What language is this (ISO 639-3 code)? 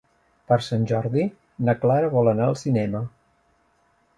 cat